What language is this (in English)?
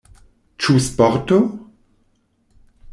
Esperanto